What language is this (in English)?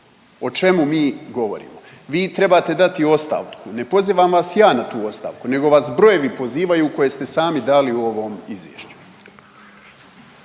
Croatian